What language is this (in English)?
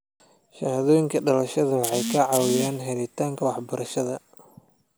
Somali